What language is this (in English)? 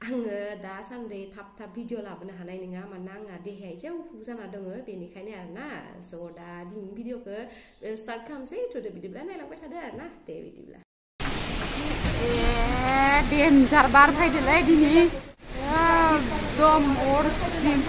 Thai